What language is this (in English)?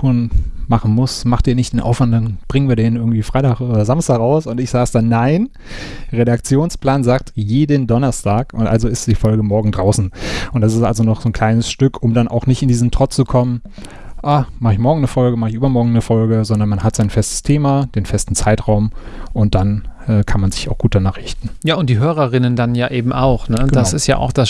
German